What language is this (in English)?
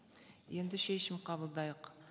Kazakh